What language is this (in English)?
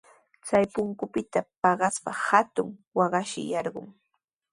Sihuas Ancash Quechua